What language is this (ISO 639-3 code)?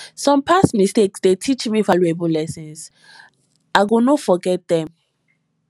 pcm